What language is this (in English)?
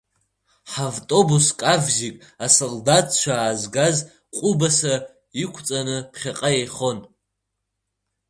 Abkhazian